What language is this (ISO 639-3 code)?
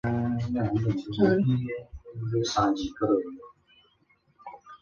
zho